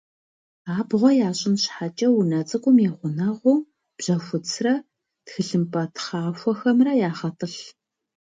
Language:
Kabardian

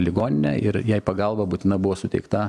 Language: Lithuanian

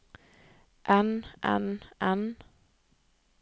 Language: Norwegian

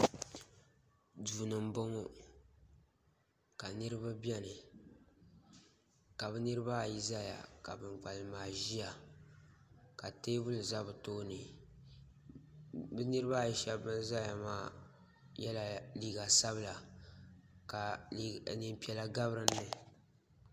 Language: Dagbani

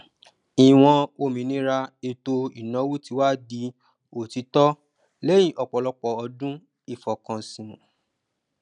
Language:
Yoruba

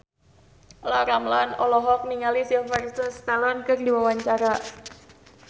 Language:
Sundanese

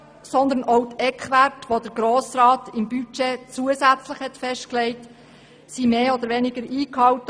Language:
Swiss German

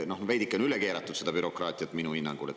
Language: Estonian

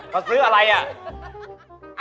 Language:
Thai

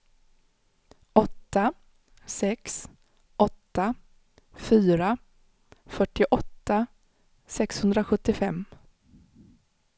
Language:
Swedish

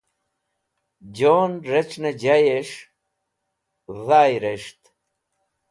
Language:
Wakhi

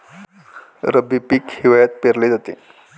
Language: Marathi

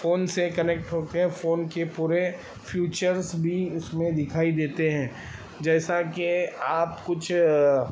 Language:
Urdu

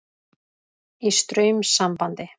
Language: Icelandic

